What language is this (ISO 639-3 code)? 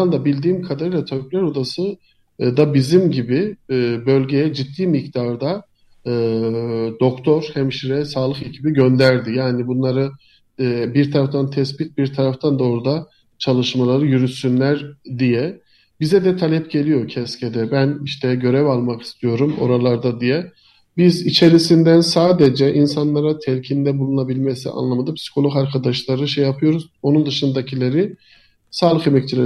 tur